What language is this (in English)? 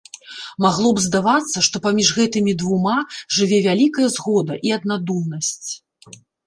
Belarusian